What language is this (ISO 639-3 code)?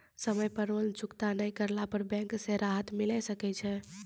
mai